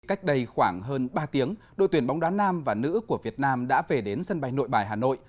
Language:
Vietnamese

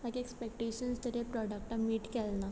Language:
Konkani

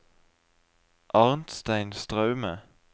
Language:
Norwegian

